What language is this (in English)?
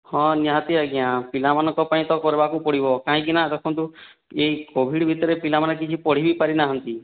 Odia